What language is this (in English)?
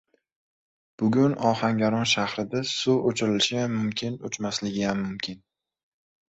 Uzbek